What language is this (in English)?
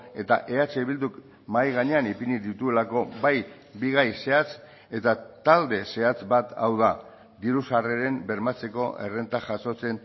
Basque